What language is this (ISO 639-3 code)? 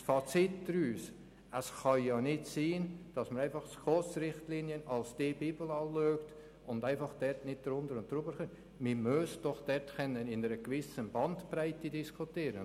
gsw